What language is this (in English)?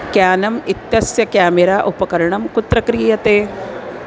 Sanskrit